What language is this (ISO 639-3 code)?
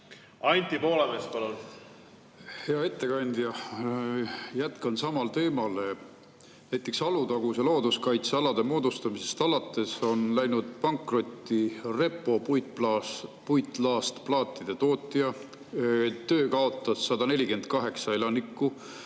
est